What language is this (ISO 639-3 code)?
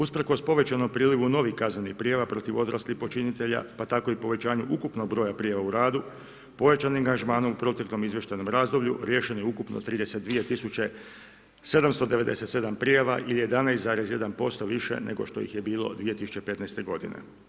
hrv